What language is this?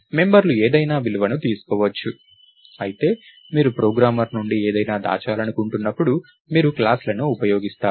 Telugu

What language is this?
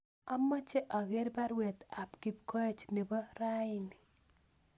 Kalenjin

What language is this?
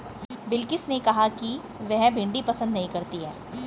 Hindi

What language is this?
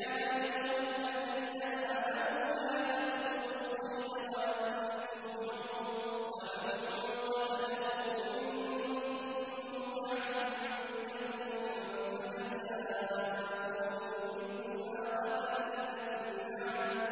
Arabic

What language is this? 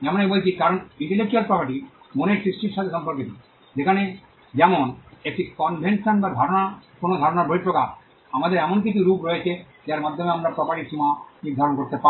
Bangla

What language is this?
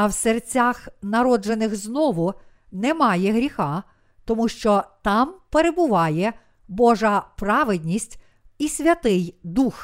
Ukrainian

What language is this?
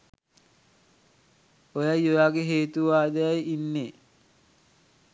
Sinhala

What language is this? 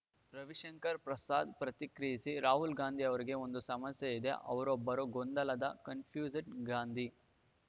Kannada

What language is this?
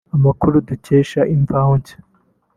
Kinyarwanda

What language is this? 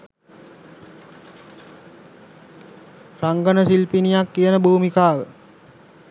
Sinhala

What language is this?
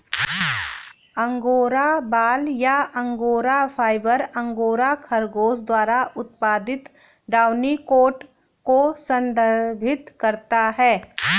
Hindi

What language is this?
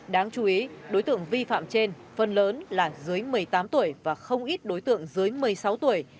Vietnamese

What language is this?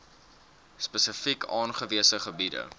Afrikaans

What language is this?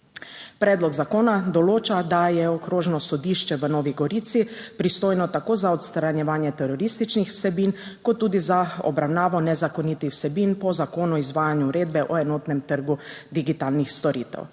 Slovenian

